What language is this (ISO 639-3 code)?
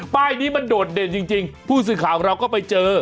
tha